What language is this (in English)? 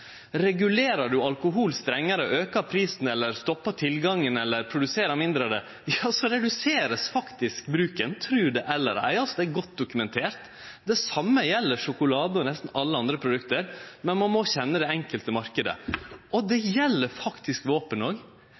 Norwegian Nynorsk